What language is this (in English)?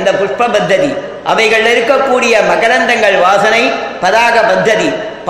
Tamil